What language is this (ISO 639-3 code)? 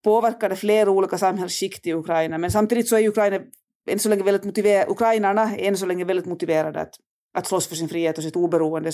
swe